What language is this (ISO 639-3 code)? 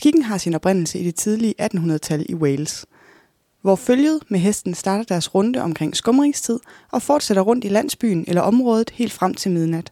dan